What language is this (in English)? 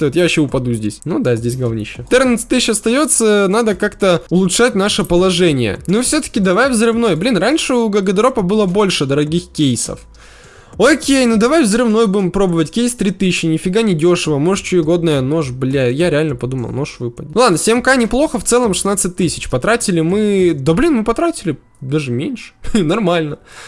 Russian